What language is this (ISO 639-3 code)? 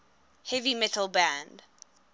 eng